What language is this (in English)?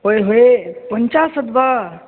Sanskrit